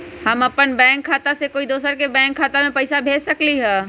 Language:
Magahi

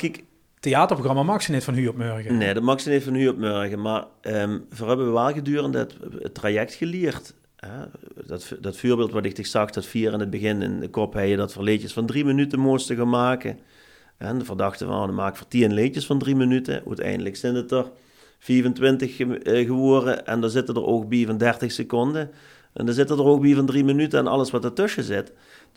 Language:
Dutch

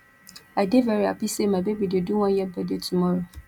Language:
Nigerian Pidgin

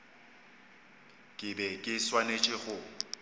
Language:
Northern Sotho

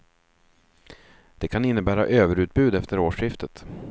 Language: Swedish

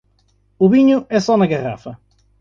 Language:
Portuguese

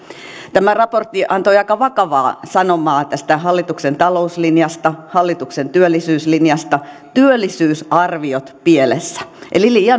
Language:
Finnish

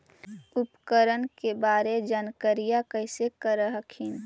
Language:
Magahi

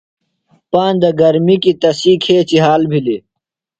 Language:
Phalura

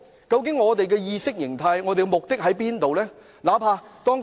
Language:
Cantonese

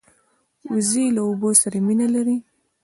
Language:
Pashto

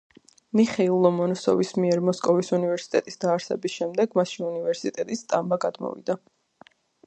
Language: Georgian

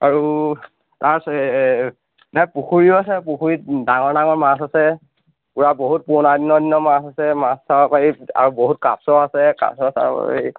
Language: Assamese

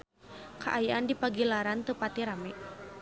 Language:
Sundanese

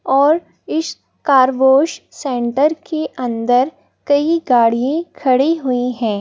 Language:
Hindi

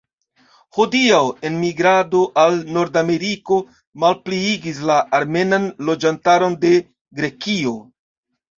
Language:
Esperanto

